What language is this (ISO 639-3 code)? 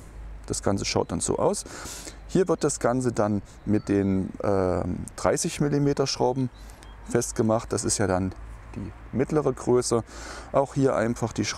deu